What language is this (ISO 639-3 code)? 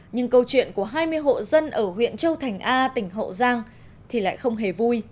vie